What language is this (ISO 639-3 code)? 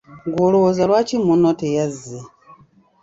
lug